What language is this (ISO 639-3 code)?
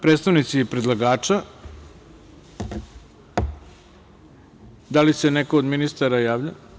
srp